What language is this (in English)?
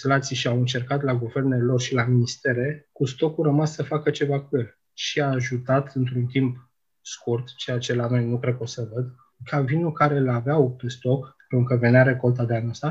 Romanian